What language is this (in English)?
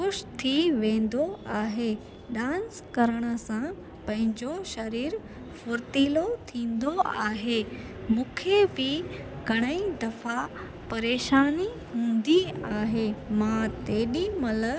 Sindhi